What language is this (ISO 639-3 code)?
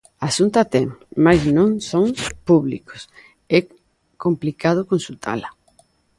glg